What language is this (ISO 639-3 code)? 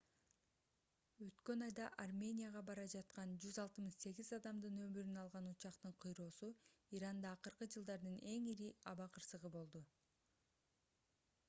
kir